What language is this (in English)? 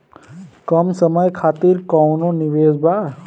Bhojpuri